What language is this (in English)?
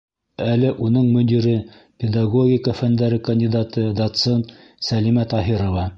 Bashkir